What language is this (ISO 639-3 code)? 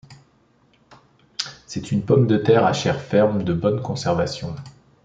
fra